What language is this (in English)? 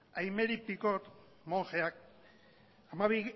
Basque